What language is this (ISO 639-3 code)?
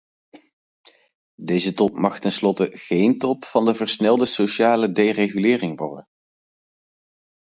nld